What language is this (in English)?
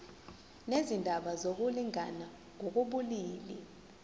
Zulu